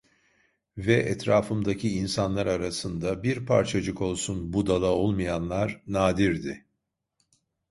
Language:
Turkish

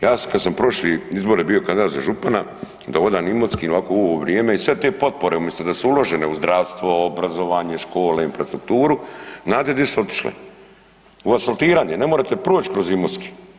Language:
Croatian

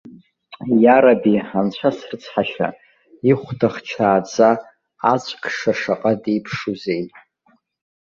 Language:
Abkhazian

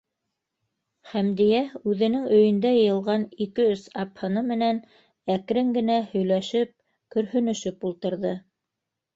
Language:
Bashkir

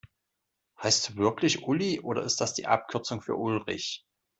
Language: German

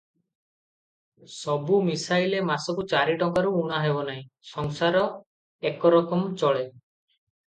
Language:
Odia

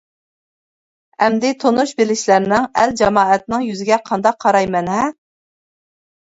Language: Uyghur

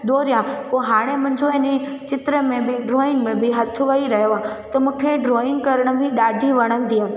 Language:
Sindhi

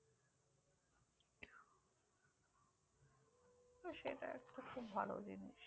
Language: Bangla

